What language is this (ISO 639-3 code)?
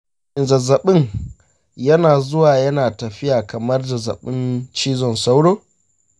hau